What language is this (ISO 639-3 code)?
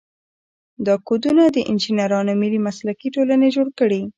pus